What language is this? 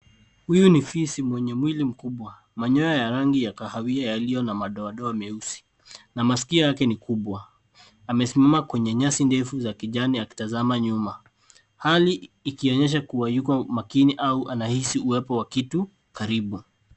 Swahili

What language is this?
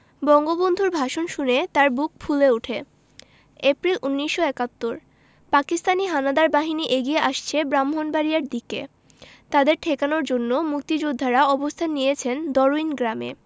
Bangla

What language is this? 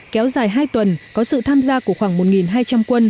Vietnamese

